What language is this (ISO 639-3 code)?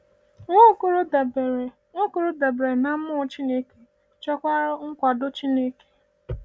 ibo